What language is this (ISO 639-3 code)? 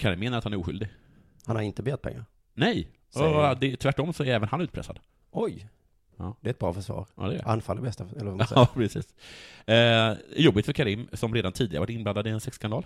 swe